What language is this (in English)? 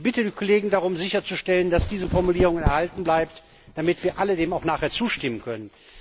German